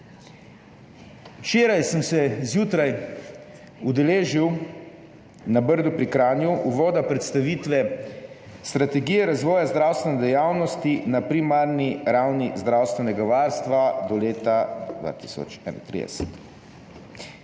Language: Slovenian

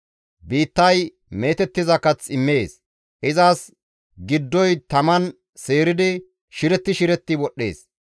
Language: Gamo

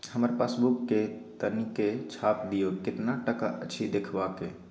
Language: Maithili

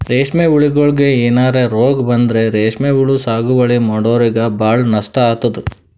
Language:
Kannada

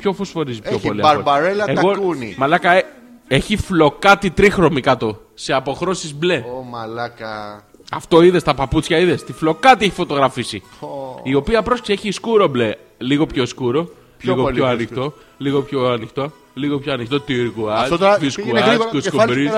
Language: Greek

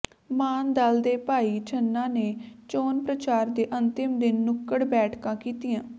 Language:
Punjabi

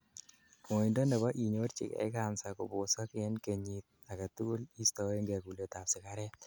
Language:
Kalenjin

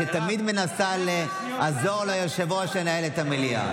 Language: Hebrew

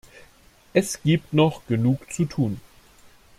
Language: German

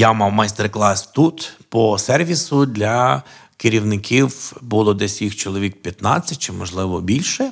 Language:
Ukrainian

